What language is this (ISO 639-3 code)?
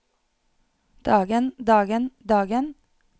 nor